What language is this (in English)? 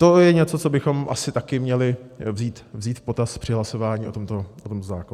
Czech